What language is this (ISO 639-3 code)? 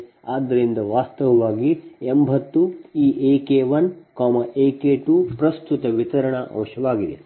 kan